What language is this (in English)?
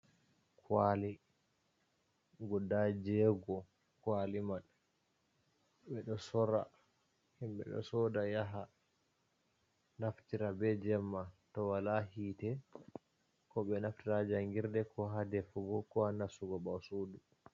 Fula